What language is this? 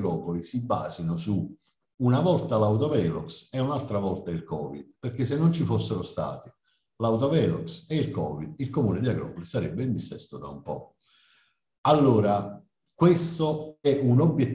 Italian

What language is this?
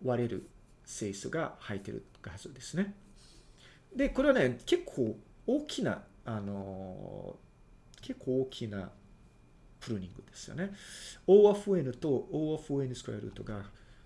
Japanese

